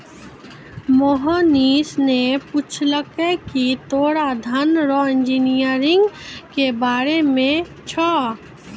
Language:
Maithili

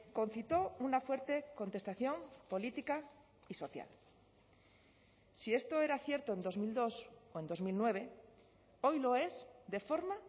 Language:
Spanish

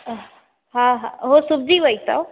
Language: Sindhi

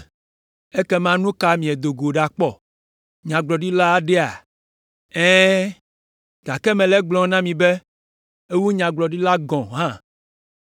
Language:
Ewe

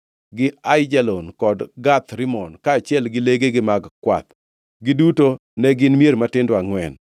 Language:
Luo (Kenya and Tanzania)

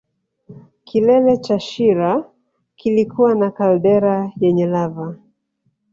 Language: Swahili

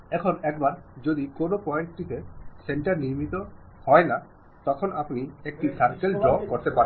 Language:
Bangla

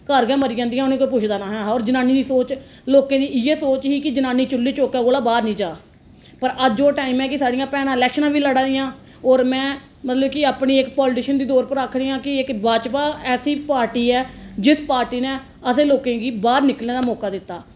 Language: Dogri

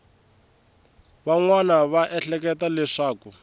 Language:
Tsonga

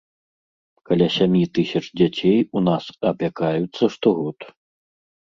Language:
Belarusian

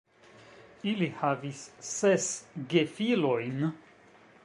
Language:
Esperanto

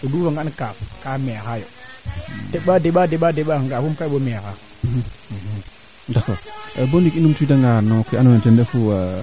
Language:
Serer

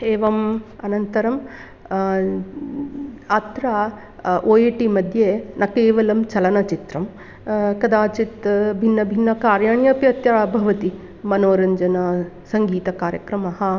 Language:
Sanskrit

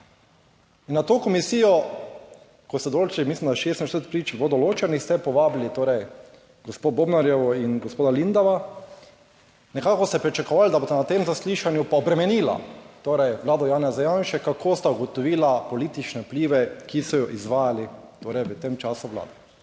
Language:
Slovenian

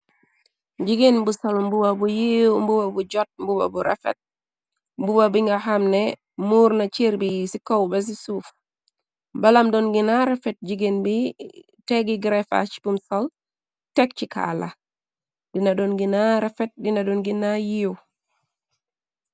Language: Wolof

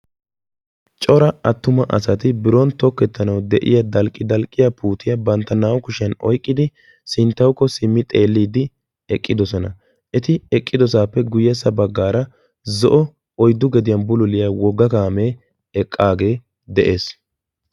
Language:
Wolaytta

